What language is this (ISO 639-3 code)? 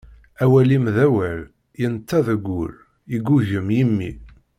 kab